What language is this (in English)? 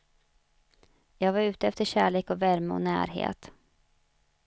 Swedish